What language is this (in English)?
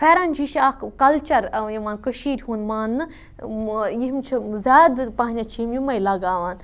Kashmiri